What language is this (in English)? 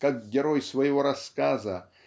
Russian